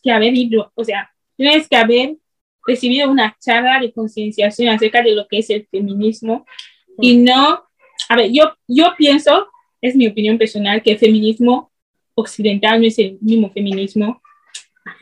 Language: Spanish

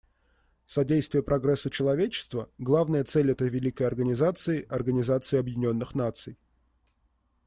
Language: Russian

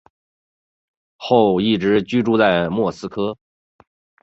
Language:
Chinese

